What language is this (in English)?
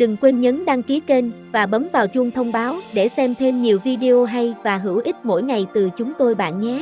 Vietnamese